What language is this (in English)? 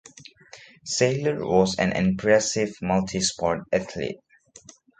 English